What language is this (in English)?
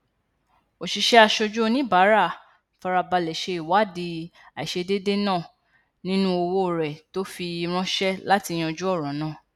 Yoruba